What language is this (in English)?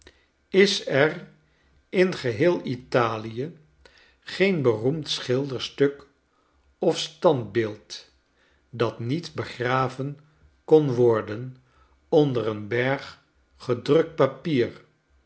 Dutch